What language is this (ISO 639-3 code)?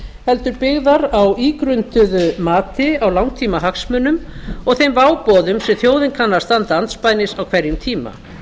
isl